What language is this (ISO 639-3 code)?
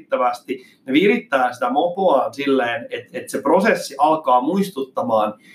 fin